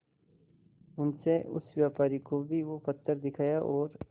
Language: Hindi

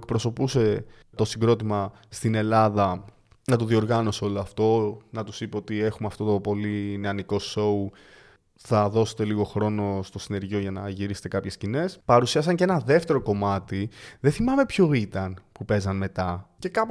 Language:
Greek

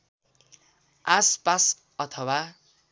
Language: Nepali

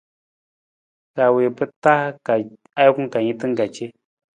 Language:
Nawdm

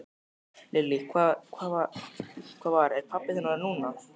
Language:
Icelandic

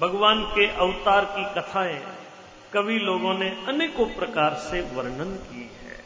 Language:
Hindi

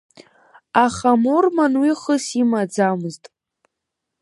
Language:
Abkhazian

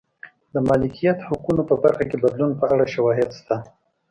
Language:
Pashto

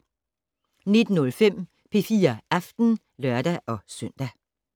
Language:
Danish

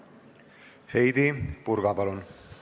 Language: Estonian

